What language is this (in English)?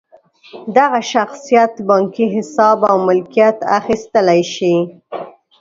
Pashto